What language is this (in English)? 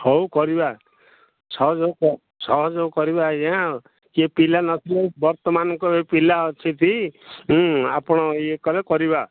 Odia